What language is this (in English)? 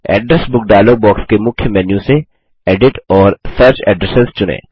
Hindi